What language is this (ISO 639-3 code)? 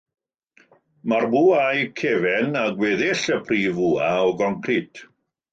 cym